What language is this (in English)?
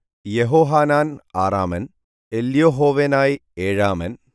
Malayalam